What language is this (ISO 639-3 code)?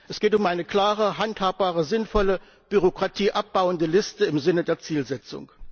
deu